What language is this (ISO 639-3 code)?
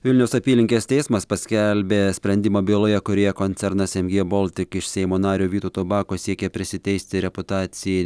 lit